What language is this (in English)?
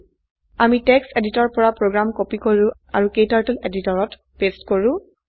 Assamese